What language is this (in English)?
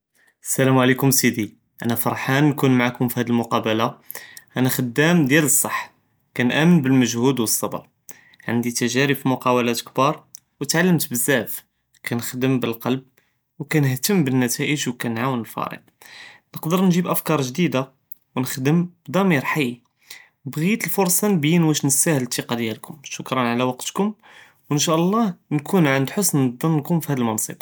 Judeo-Arabic